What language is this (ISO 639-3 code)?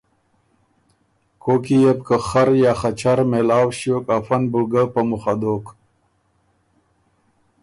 oru